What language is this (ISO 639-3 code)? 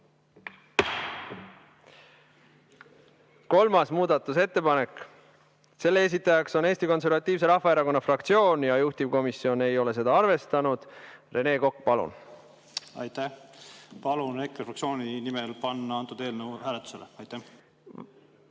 est